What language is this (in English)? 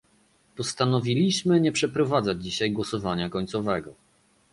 Polish